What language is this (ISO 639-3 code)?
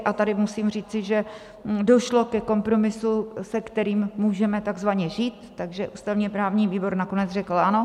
ces